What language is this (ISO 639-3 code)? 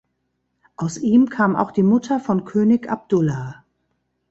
deu